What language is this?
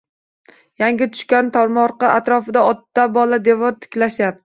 Uzbek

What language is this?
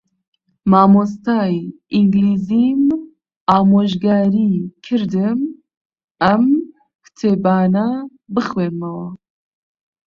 Central Kurdish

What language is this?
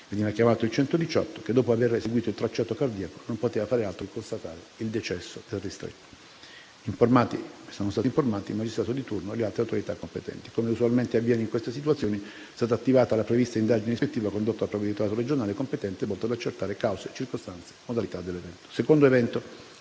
Italian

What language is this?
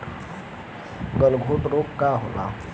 Bhojpuri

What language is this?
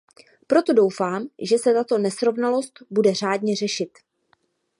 Czech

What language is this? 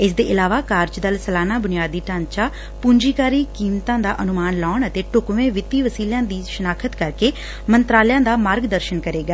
Punjabi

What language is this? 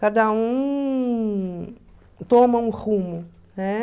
Portuguese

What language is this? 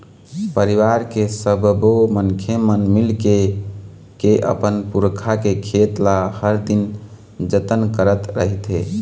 Chhattisgarhi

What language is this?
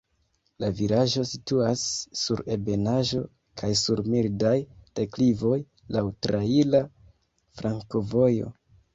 Esperanto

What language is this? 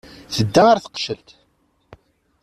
Kabyle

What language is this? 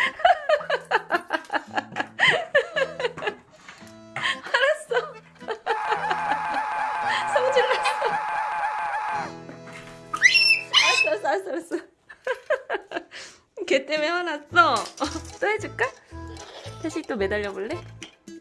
Korean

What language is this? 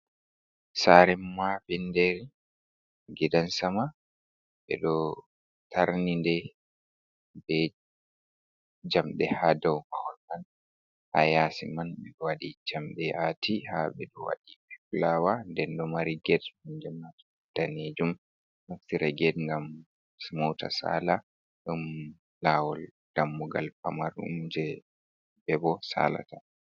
Fula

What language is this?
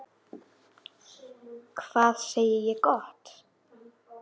Icelandic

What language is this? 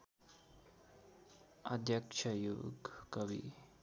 Nepali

